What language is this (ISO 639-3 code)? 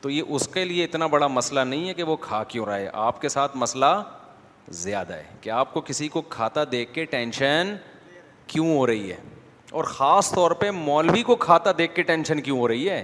urd